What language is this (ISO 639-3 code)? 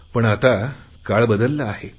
mar